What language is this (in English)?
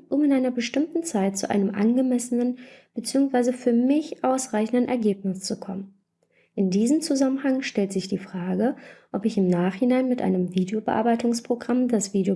German